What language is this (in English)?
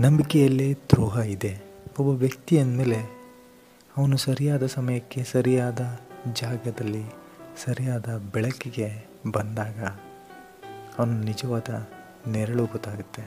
Kannada